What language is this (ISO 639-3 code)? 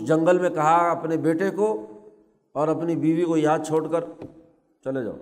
urd